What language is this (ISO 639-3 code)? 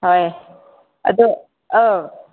mni